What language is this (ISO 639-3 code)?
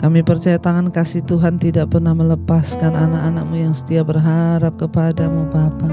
ind